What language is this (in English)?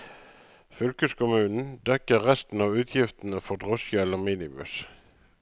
Norwegian